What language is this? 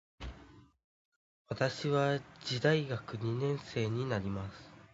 Japanese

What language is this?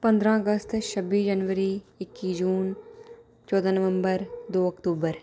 Dogri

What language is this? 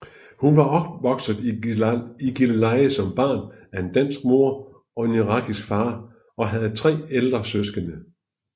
Danish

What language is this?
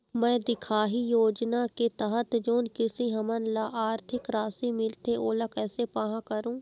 Chhattisgarhi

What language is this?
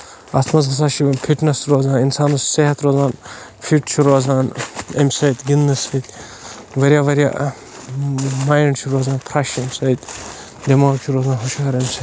Kashmiri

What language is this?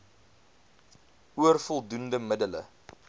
Afrikaans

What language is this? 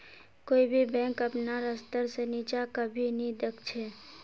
Magahi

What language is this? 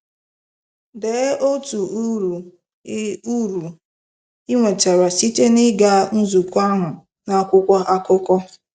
Igbo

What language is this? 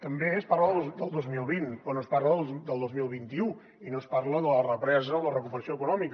Catalan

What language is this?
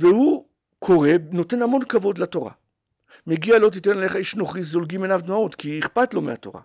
Hebrew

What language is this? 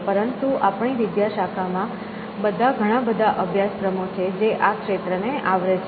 Gujarati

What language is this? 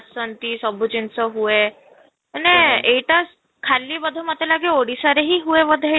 Odia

